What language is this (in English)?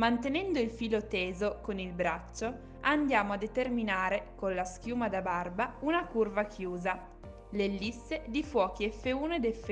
Italian